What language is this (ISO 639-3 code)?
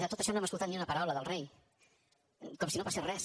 cat